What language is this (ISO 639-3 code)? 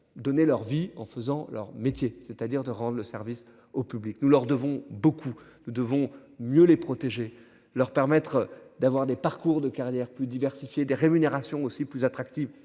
fra